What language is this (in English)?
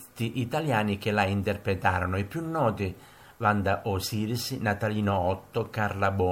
Italian